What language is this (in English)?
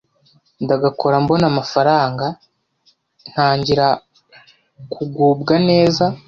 Kinyarwanda